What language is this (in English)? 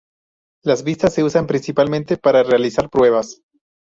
Spanish